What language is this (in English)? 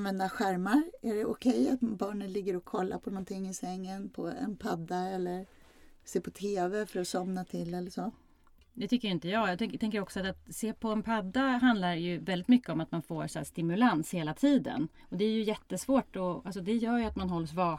Swedish